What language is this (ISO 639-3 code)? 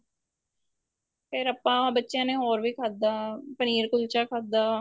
pan